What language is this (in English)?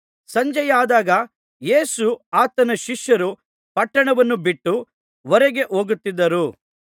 Kannada